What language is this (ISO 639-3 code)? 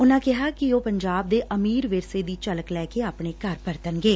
pan